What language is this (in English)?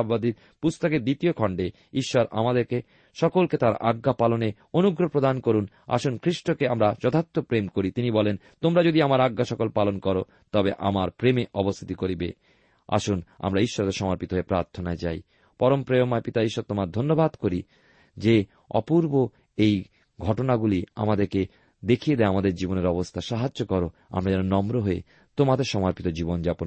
Bangla